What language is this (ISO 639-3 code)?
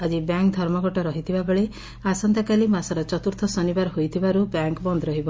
ori